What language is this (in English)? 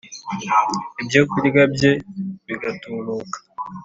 Kinyarwanda